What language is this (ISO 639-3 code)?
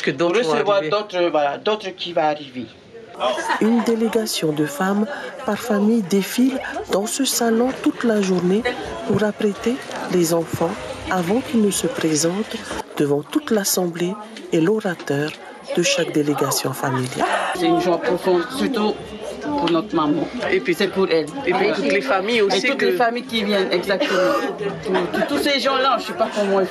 fra